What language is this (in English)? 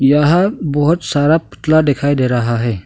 Hindi